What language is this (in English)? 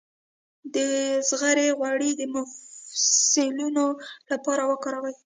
Pashto